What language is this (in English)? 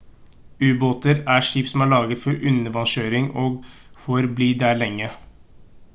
Norwegian Bokmål